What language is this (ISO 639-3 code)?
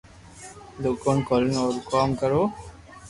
lrk